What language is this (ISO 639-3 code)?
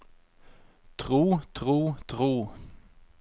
nor